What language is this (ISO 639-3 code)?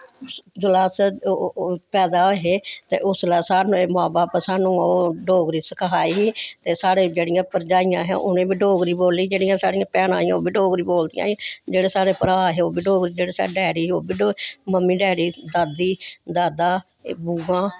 doi